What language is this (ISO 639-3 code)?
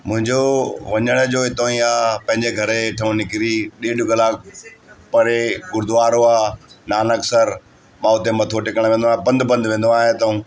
snd